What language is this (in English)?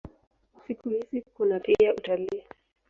Swahili